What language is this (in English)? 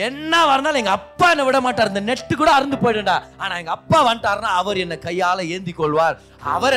Tamil